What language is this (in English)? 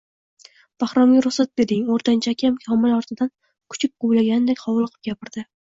Uzbek